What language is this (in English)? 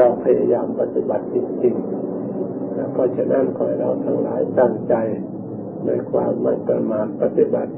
Thai